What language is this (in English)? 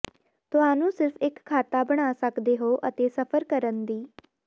Punjabi